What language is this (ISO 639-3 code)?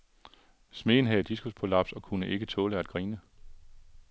dan